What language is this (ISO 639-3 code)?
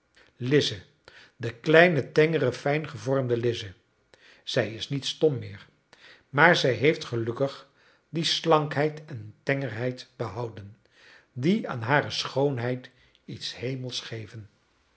nld